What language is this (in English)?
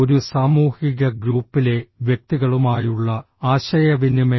Malayalam